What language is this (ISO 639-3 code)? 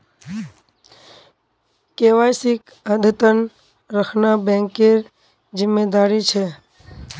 mag